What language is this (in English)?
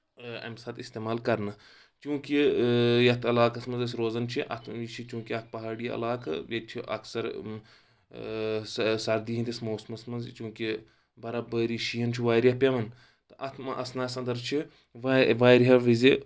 Kashmiri